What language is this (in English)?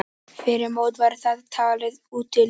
Icelandic